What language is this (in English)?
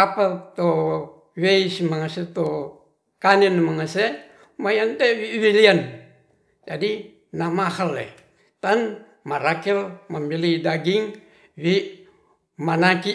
Ratahan